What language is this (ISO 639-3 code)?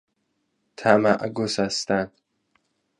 fas